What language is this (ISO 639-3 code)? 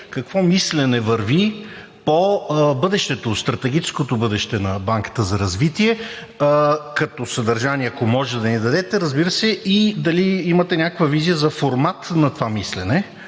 bul